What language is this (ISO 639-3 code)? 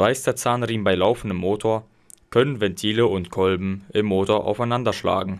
deu